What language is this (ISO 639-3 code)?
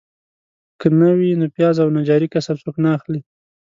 pus